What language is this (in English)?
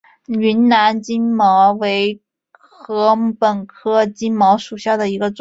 Chinese